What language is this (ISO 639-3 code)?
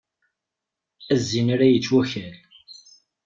kab